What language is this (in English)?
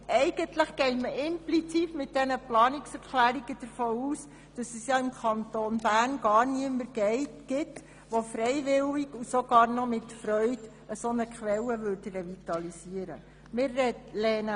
Swiss German